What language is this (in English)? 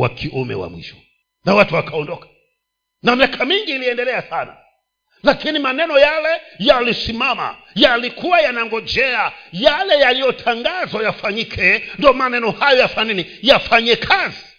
Swahili